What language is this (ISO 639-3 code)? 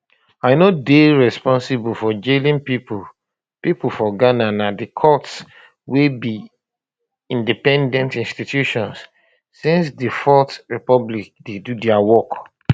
pcm